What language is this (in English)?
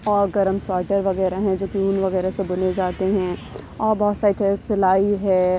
Urdu